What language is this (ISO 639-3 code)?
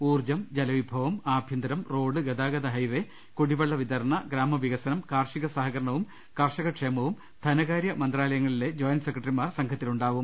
mal